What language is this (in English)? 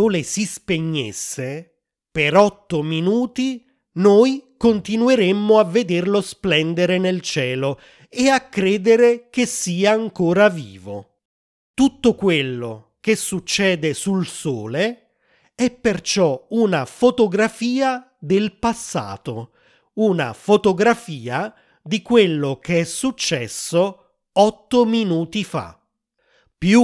Italian